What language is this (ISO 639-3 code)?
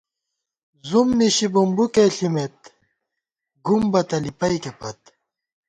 gwt